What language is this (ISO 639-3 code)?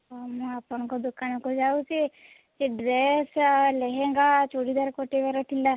ori